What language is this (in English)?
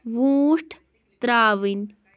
Kashmiri